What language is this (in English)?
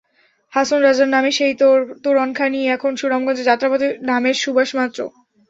Bangla